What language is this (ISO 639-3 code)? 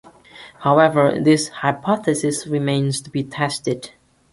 eng